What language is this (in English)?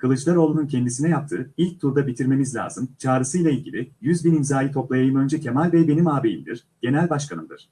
Turkish